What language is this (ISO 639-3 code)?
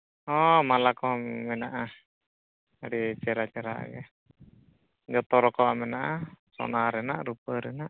sat